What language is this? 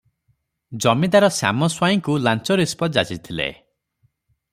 Odia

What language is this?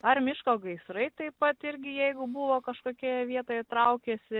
Lithuanian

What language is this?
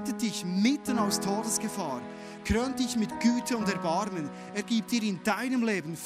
German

